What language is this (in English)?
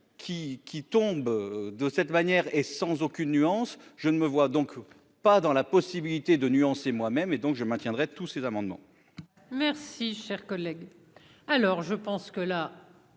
French